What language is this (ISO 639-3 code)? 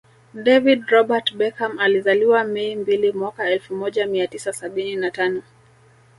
swa